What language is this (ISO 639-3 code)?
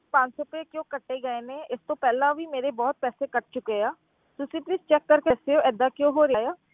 pan